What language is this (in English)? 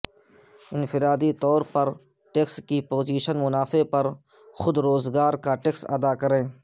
Urdu